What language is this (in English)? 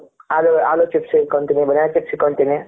Kannada